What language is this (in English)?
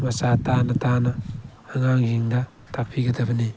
Manipuri